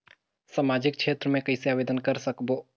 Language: Chhattisgarhi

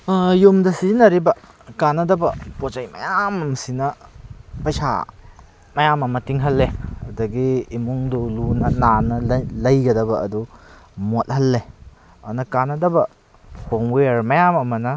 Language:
Manipuri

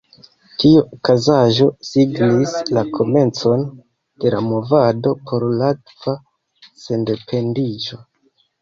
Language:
Esperanto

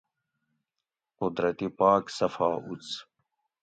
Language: Gawri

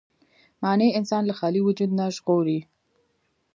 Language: Pashto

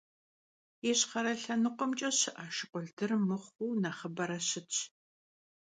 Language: Kabardian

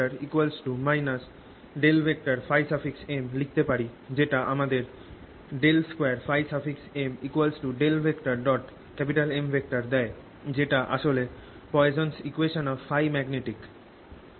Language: Bangla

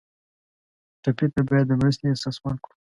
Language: Pashto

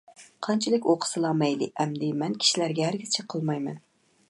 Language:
Uyghur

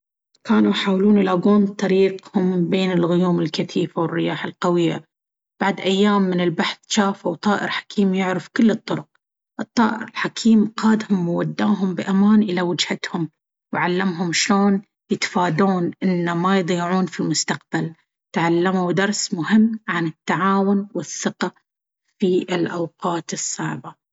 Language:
Baharna Arabic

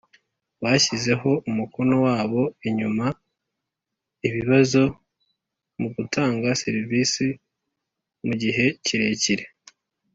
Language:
Kinyarwanda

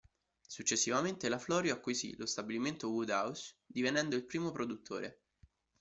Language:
Italian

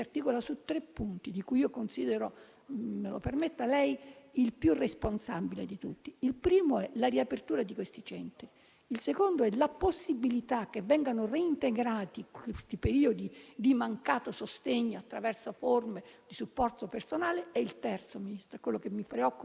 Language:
Italian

